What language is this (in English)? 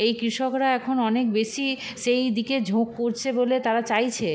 Bangla